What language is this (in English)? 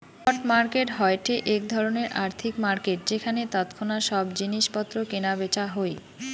Bangla